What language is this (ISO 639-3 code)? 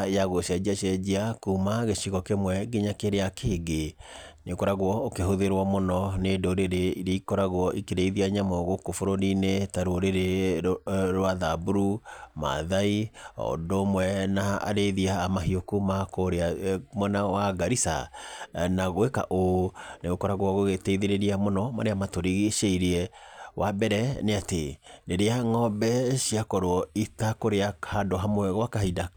kik